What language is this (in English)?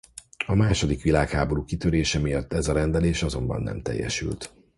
Hungarian